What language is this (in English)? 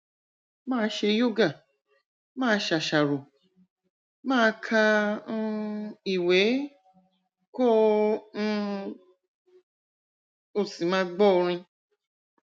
Yoruba